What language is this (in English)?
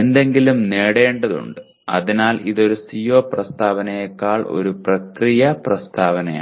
Malayalam